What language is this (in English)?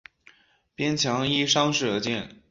Chinese